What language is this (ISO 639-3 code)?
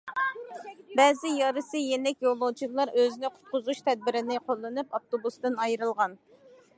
uig